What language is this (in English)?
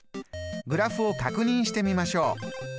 Japanese